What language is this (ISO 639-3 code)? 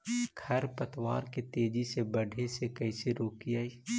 mag